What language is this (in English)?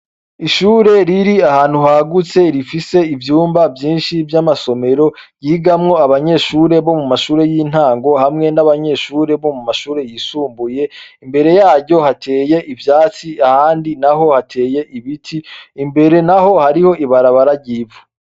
Rundi